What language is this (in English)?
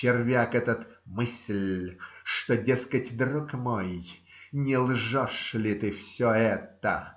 Russian